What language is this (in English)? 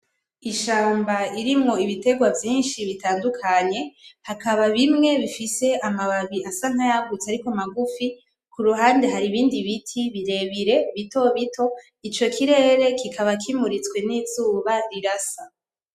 Rundi